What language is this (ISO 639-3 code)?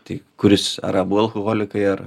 lit